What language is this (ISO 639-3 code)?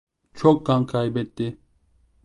tur